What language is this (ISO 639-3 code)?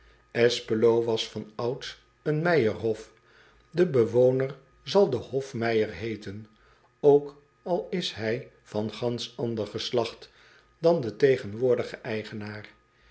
nld